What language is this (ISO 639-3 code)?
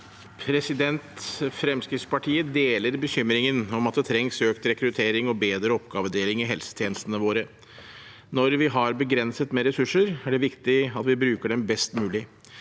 nor